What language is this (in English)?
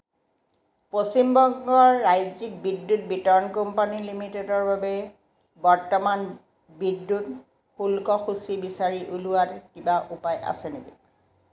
Assamese